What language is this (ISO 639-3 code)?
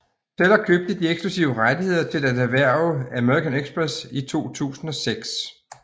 dan